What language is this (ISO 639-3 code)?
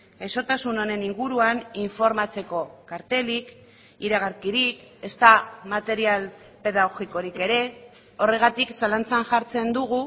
eus